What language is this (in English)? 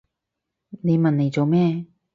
Cantonese